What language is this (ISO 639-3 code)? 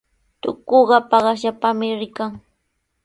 qws